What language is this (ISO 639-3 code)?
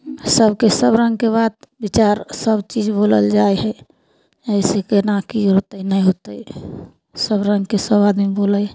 mai